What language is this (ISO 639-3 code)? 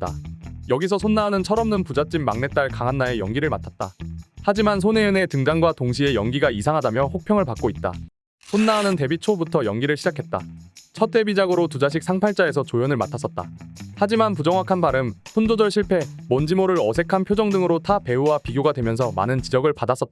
kor